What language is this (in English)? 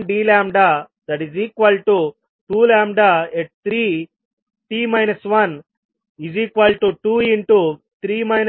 Telugu